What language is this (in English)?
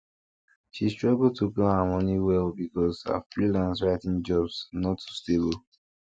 Nigerian Pidgin